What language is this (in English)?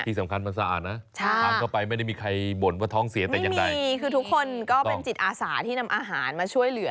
Thai